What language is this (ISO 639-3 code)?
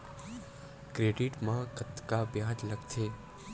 hne